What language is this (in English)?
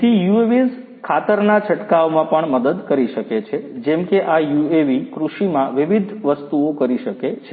Gujarati